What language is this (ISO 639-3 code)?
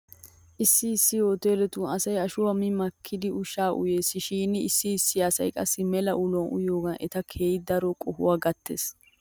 wal